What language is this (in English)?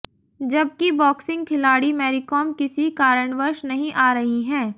Hindi